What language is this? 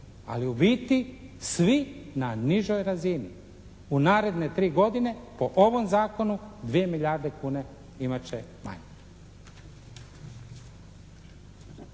Croatian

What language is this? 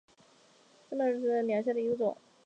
Chinese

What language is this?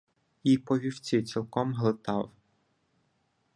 Ukrainian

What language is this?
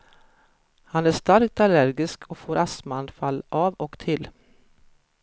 Swedish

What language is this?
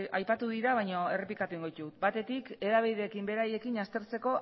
Basque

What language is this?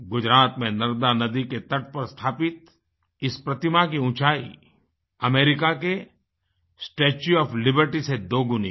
Hindi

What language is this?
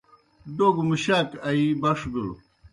Kohistani Shina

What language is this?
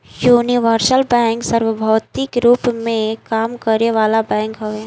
Bhojpuri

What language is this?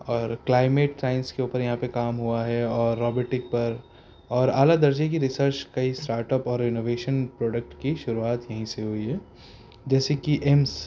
Urdu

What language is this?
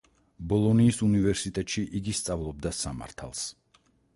Georgian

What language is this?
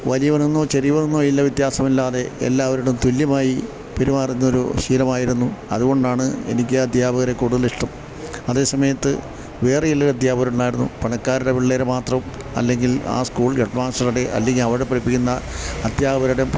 Malayalam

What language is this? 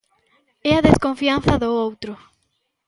Galician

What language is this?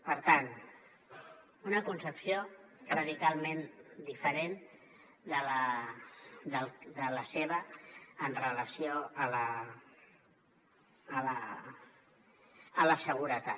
Catalan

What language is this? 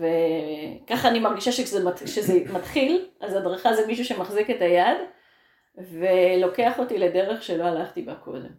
Hebrew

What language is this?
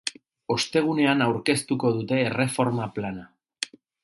Basque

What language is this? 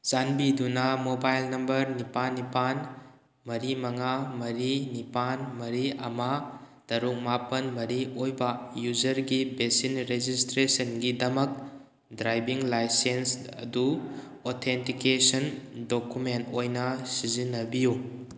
Manipuri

